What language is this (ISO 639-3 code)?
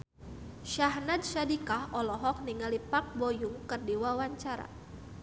sun